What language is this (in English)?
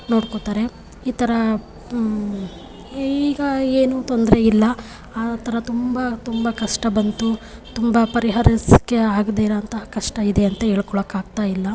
Kannada